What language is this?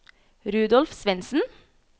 Norwegian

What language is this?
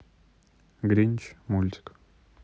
Russian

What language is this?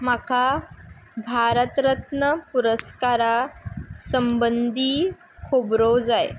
Konkani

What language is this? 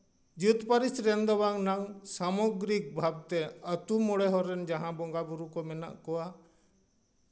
Santali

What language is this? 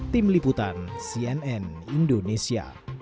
Indonesian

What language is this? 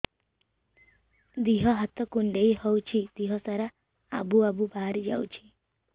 Odia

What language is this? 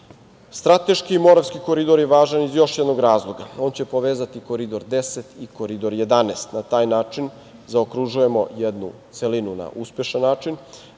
Serbian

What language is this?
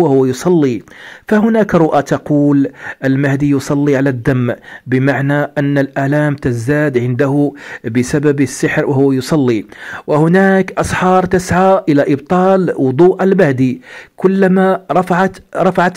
Arabic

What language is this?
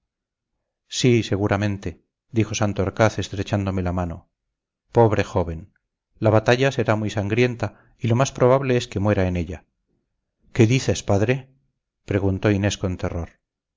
Spanish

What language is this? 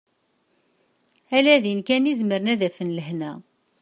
Kabyle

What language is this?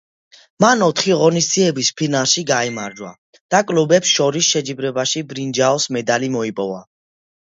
Georgian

